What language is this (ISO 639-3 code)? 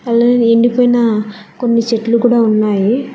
tel